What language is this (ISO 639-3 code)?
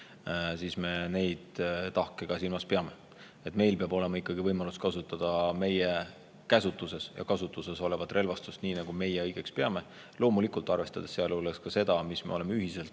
est